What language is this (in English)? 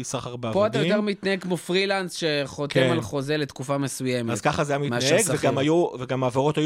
Hebrew